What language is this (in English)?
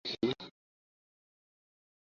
Bangla